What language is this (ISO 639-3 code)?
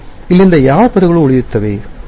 kan